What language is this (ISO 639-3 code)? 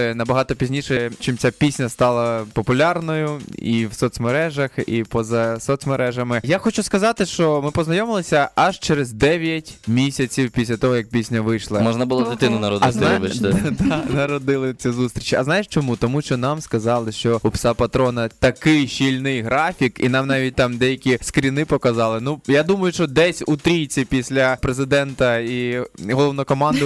ukr